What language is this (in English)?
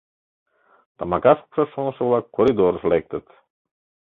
Mari